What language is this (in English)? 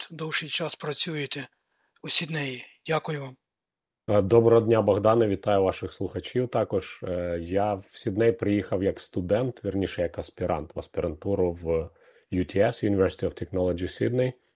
Ukrainian